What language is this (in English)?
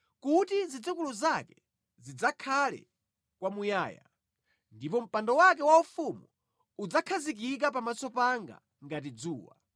Nyanja